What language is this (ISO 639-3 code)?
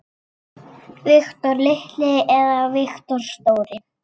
isl